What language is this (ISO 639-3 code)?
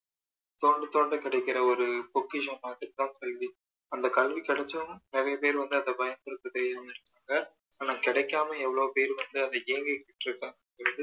tam